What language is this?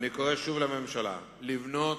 Hebrew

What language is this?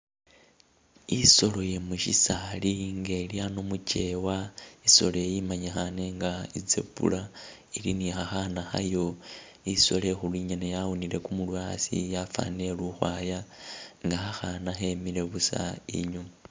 Masaaba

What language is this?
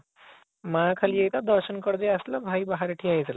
Odia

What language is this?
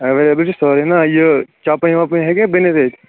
Kashmiri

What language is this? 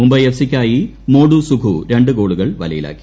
Malayalam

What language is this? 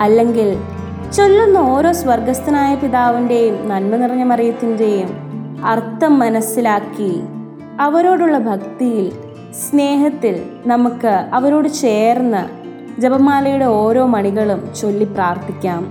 Malayalam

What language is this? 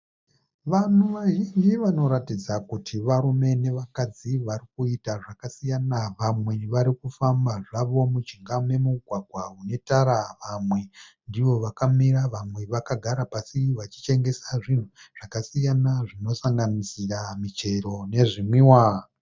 Shona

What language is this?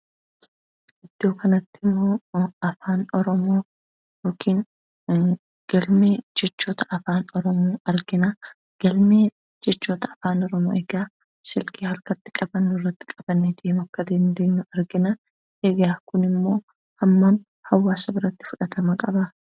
Oromo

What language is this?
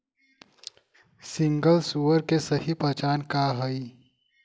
Bhojpuri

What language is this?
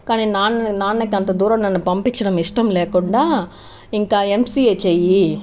Telugu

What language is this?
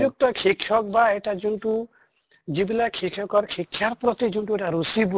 Assamese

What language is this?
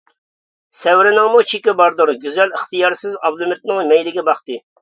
Uyghur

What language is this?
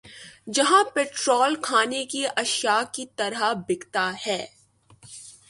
Urdu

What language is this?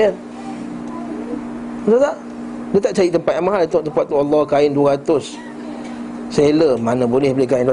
Malay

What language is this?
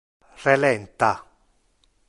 Interlingua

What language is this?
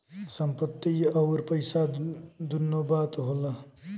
Bhojpuri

